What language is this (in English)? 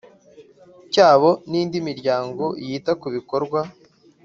Kinyarwanda